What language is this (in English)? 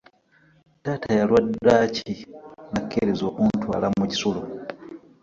Ganda